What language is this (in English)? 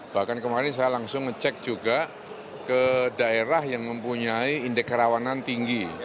Indonesian